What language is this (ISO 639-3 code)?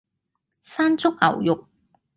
yue